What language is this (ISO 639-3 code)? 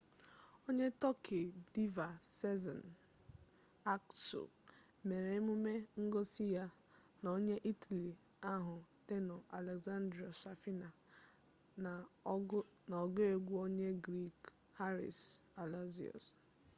ibo